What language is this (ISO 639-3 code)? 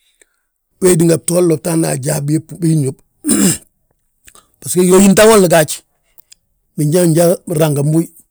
bjt